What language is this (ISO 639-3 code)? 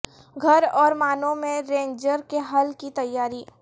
urd